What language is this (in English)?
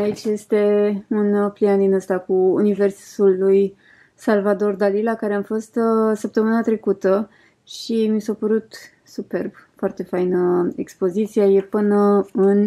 Romanian